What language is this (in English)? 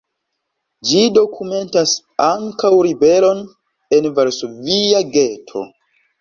Esperanto